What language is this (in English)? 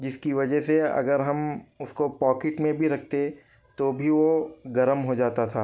Urdu